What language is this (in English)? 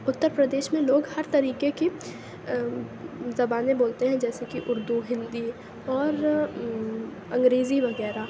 Urdu